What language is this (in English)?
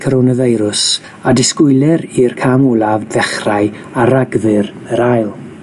Welsh